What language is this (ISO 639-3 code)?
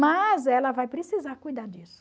por